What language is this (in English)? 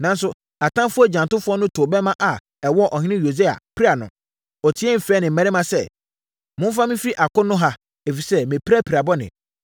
Akan